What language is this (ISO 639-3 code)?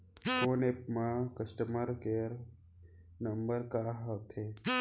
hne